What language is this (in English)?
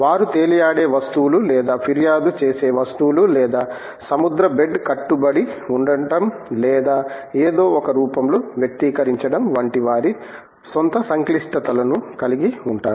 Telugu